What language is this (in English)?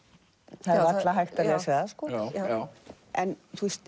Icelandic